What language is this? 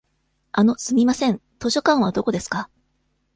Japanese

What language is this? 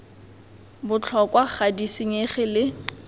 Tswana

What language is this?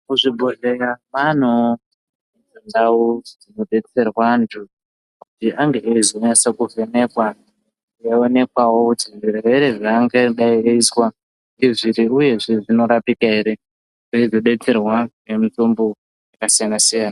Ndau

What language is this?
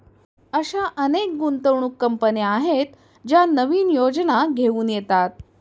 Marathi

